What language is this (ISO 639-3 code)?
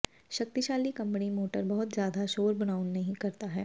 pan